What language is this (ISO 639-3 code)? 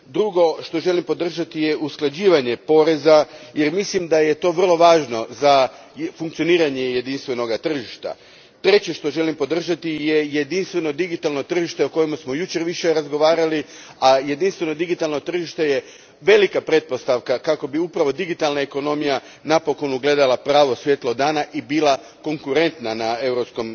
hrv